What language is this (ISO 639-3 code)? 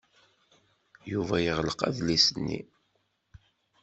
kab